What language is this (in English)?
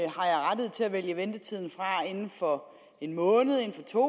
Danish